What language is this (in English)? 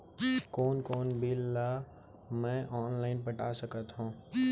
Chhattisgarhi